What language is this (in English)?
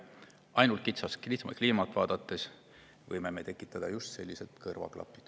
Estonian